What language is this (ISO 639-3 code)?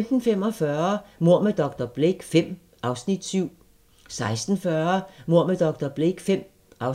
dan